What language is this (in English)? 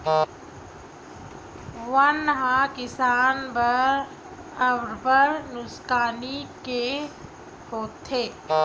Chhattisgarhi